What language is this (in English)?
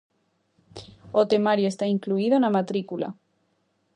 Galician